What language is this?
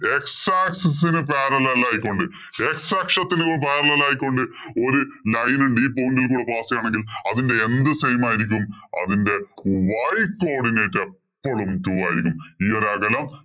Malayalam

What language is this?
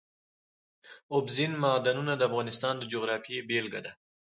Pashto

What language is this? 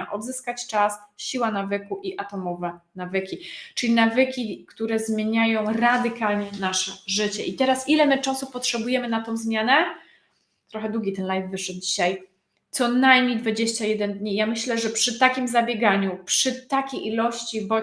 Polish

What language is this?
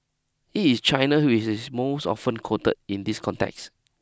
English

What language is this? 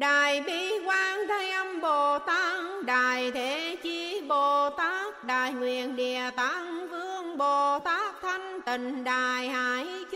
Vietnamese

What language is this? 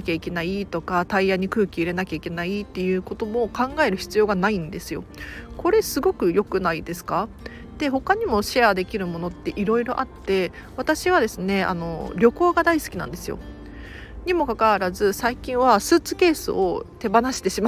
Japanese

